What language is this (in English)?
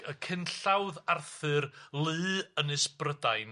Welsh